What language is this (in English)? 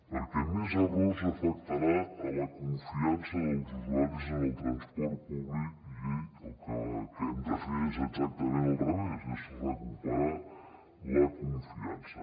Catalan